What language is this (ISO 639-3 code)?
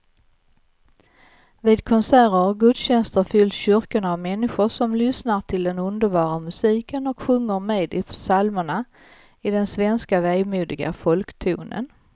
swe